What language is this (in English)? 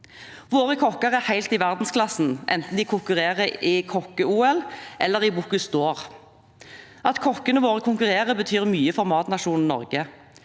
Norwegian